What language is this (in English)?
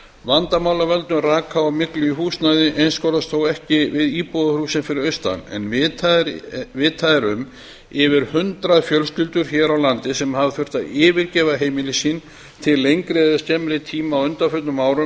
Icelandic